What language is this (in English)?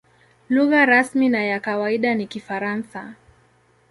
Swahili